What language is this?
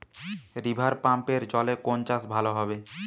Bangla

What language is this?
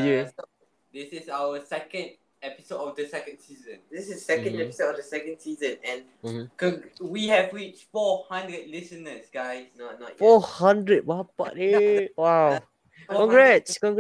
Malay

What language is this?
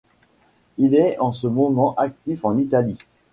French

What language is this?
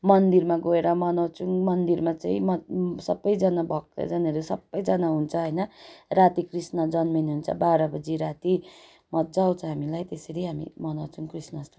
Nepali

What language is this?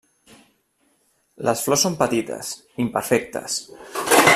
Catalan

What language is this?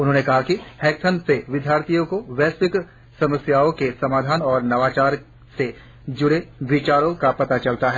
Hindi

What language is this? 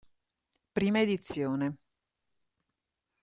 Italian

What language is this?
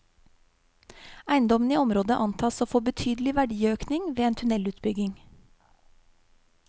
Norwegian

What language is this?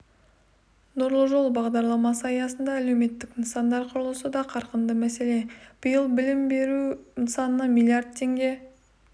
Kazakh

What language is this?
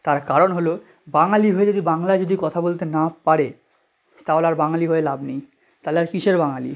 Bangla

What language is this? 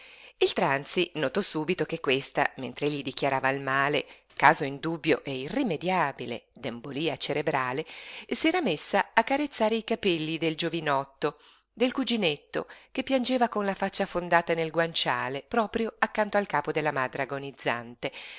Italian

